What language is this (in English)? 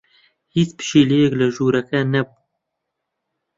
Central Kurdish